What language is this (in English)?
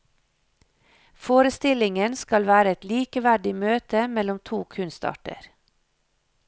Norwegian